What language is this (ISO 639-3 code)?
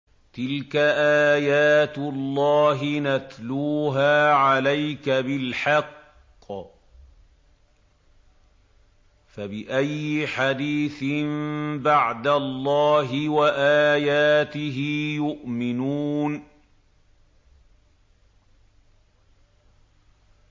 ara